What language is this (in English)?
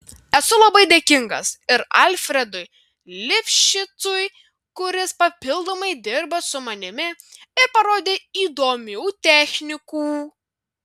Lithuanian